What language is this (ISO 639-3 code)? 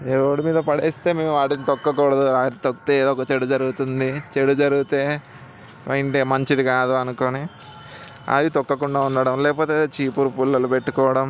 tel